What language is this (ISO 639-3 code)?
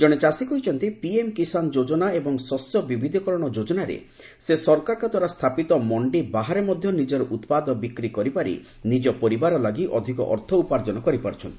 ori